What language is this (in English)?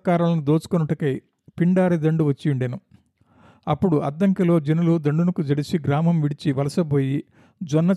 Telugu